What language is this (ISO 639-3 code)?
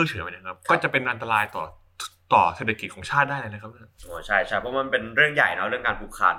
tha